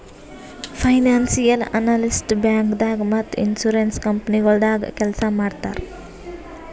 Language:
Kannada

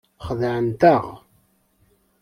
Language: Kabyle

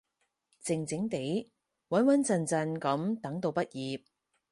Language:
Cantonese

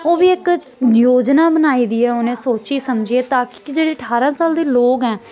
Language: Dogri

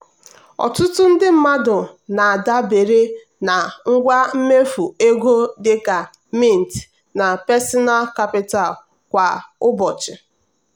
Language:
Igbo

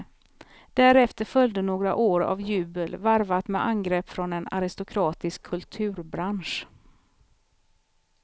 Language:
Swedish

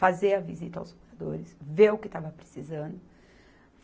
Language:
Portuguese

